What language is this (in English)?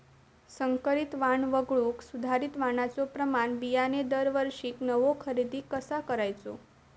Marathi